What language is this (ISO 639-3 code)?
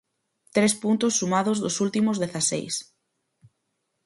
glg